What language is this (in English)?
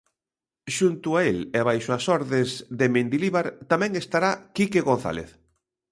Galician